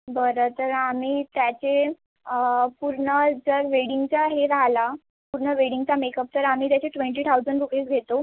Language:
Marathi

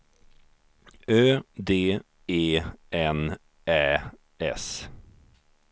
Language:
Swedish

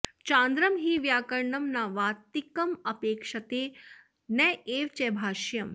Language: Sanskrit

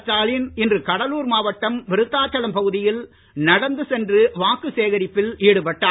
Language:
Tamil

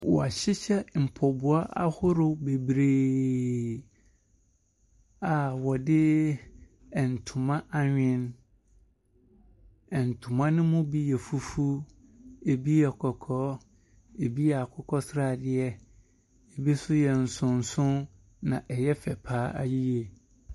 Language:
Akan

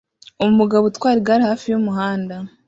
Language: Kinyarwanda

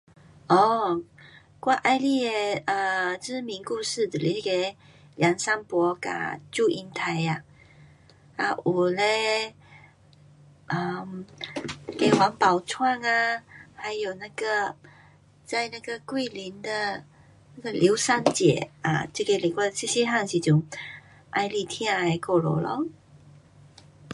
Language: Pu-Xian Chinese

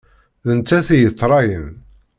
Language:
Kabyle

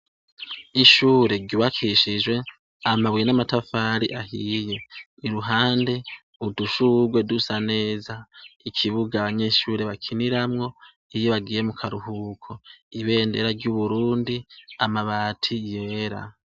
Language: Rundi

